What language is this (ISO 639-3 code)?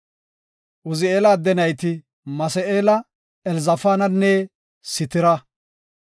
gof